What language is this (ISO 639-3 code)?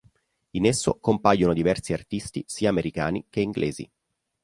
ita